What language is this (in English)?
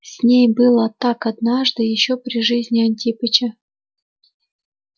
Russian